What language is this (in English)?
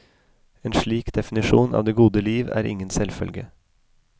Norwegian